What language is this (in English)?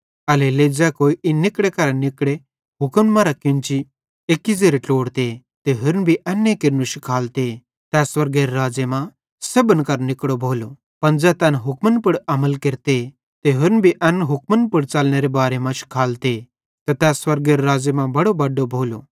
Bhadrawahi